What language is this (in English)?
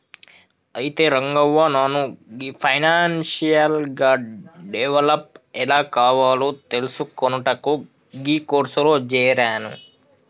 Telugu